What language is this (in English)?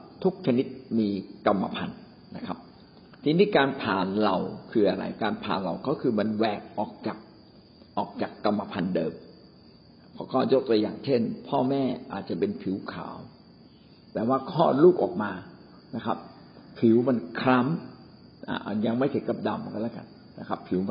Thai